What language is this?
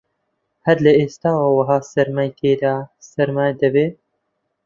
Central Kurdish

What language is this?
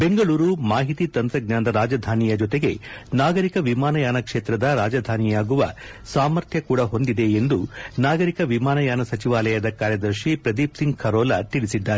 Kannada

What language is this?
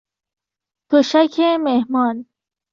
Persian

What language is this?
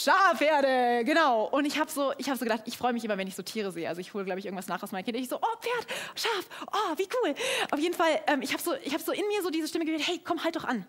German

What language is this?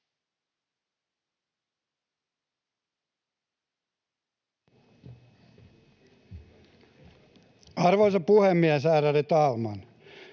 Finnish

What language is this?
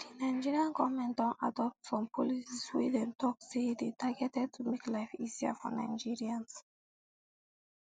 Nigerian Pidgin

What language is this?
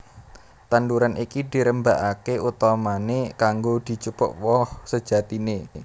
Javanese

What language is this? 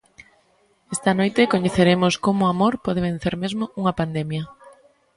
Galician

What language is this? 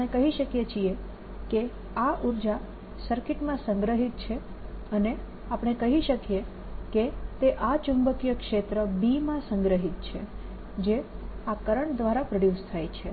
Gujarati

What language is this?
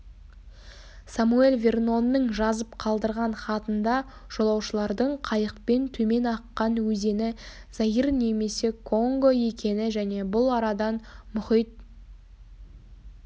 Kazakh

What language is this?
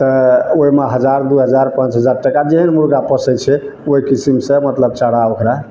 Maithili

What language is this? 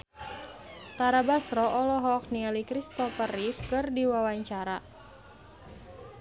Sundanese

